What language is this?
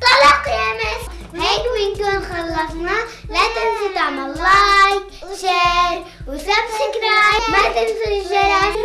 Arabic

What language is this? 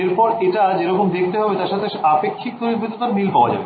Bangla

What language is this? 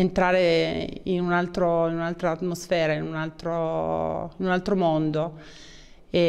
Italian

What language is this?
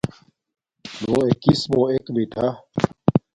Domaaki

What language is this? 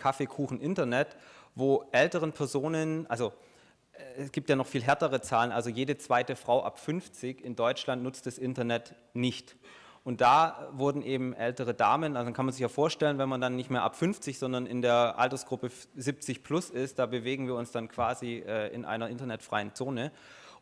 German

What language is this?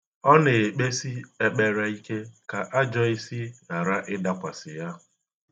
Igbo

